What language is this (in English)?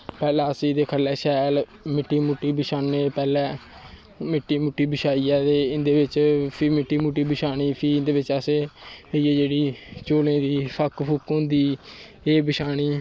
Dogri